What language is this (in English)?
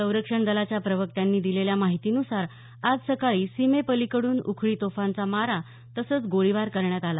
Marathi